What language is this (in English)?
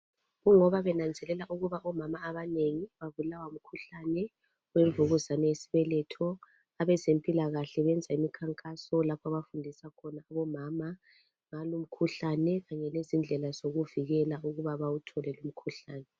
North Ndebele